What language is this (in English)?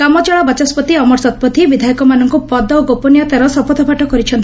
Odia